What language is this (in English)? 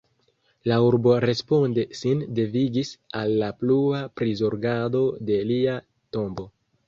Esperanto